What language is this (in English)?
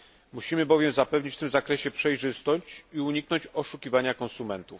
Polish